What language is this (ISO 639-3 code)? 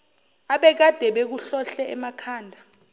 zul